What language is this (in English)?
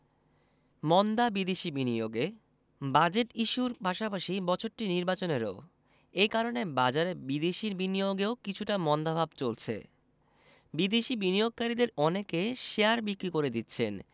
Bangla